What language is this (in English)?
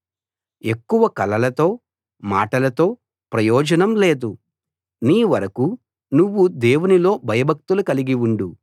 Telugu